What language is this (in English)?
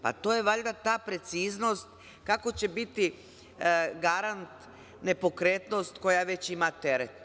Serbian